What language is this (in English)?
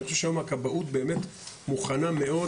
Hebrew